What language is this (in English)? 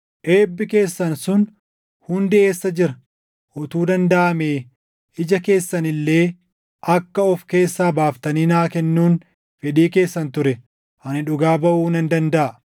Oromo